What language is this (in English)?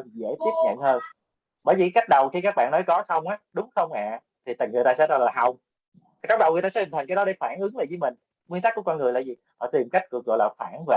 Vietnamese